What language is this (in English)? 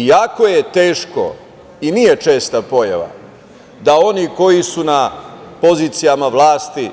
Serbian